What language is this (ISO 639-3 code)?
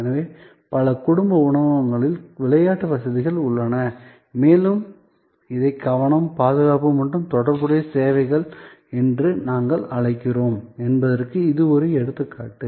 tam